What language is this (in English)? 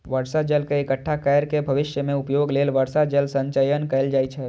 Maithili